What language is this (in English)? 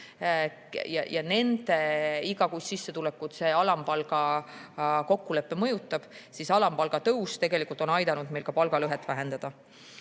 Estonian